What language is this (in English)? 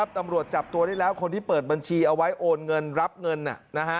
Thai